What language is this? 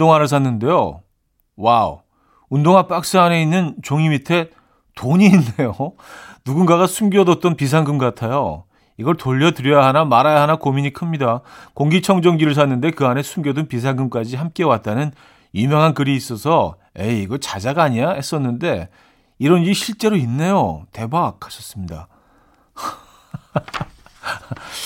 Korean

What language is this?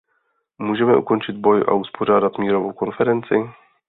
Czech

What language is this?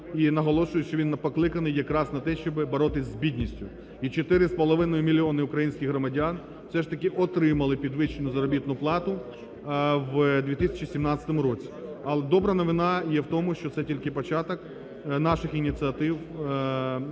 Ukrainian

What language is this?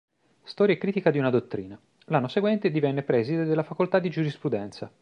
Italian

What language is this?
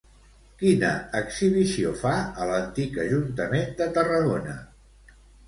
Catalan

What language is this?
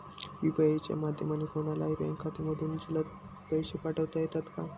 Marathi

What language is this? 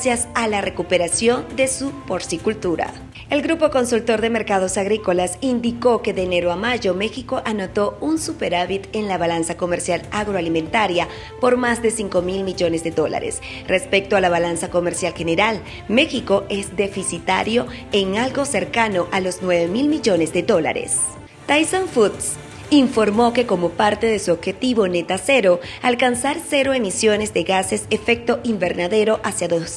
Spanish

